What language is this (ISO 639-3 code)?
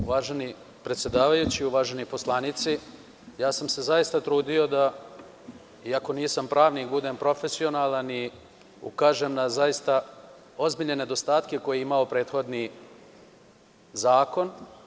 srp